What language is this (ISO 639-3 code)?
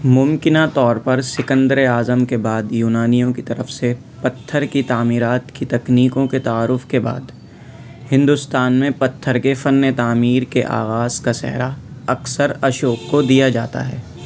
urd